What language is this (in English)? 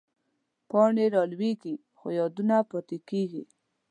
Pashto